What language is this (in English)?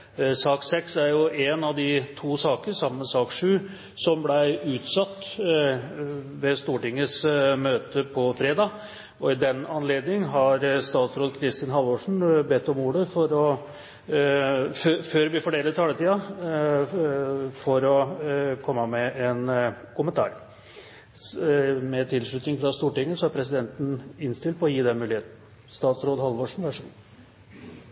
Norwegian Nynorsk